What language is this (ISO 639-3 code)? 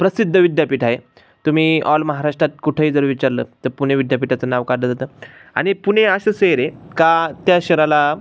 mar